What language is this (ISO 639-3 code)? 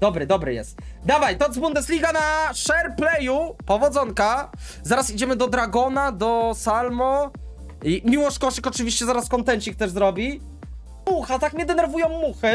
pol